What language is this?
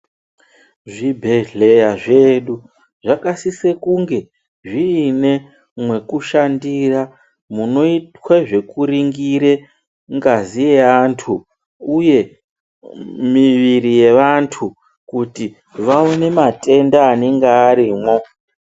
Ndau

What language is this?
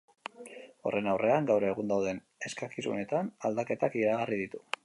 Basque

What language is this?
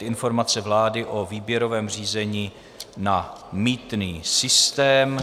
Czech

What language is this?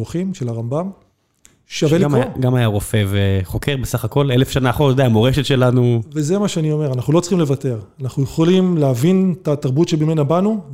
Hebrew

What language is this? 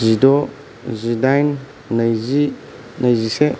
Bodo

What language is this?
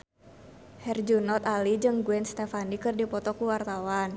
Sundanese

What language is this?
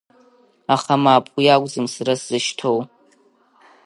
Abkhazian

